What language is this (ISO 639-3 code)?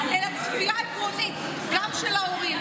heb